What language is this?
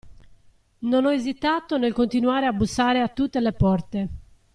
Italian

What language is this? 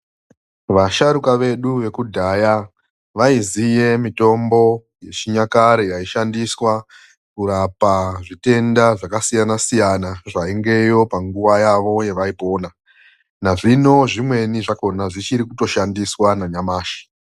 Ndau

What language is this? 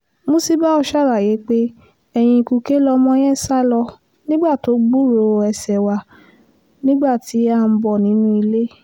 Yoruba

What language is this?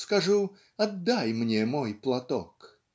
Russian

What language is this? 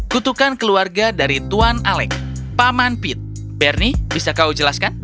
Indonesian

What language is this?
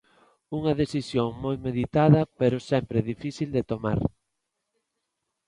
Galician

